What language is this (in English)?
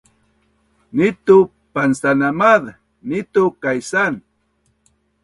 Bunun